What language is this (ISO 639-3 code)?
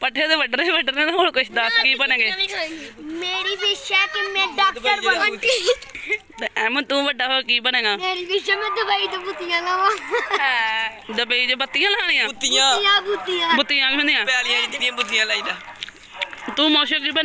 ind